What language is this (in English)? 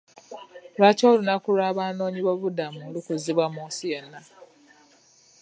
Ganda